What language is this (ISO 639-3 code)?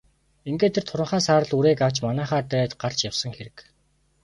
mon